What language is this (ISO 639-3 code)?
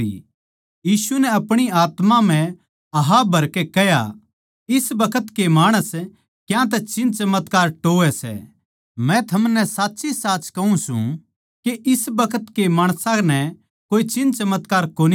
bgc